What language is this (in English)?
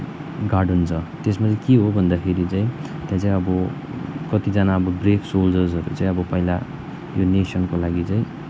Nepali